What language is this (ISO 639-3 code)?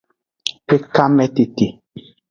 ajg